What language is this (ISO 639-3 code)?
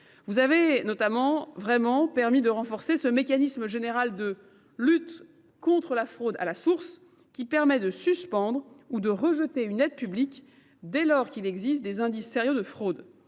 fra